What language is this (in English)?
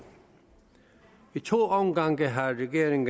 Danish